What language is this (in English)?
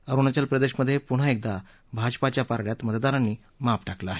Marathi